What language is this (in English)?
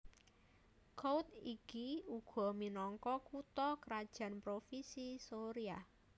Javanese